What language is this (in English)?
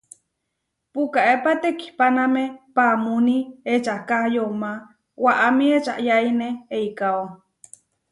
Huarijio